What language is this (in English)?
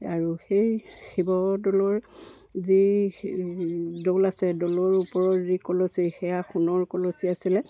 Assamese